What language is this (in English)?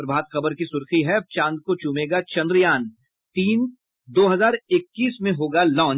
Hindi